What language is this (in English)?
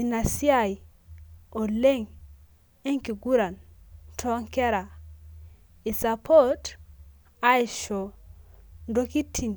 Masai